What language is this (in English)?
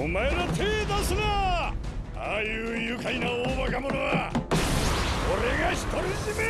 Japanese